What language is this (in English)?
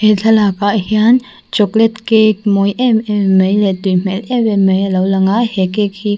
Mizo